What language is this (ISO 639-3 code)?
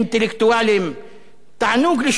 heb